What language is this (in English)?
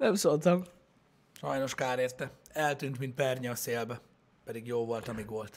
Hungarian